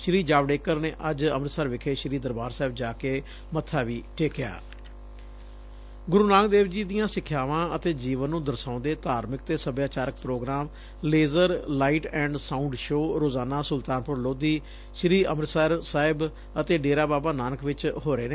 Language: Punjabi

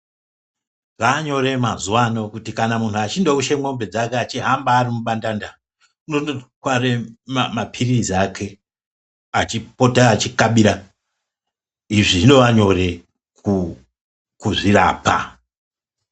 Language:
Ndau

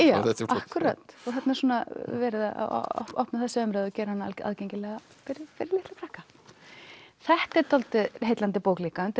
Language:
Icelandic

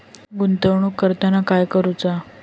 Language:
Marathi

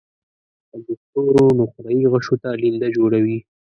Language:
Pashto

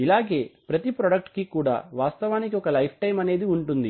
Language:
Telugu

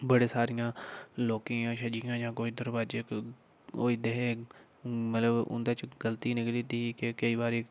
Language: Dogri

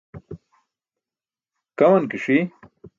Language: Burushaski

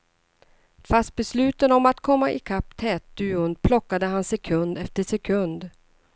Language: Swedish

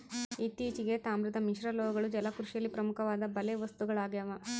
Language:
Kannada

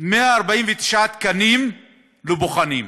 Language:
Hebrew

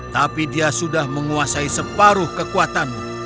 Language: Indonesian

